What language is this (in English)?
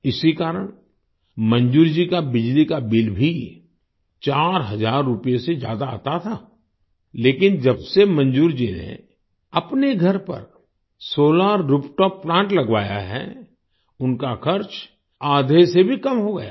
Hindi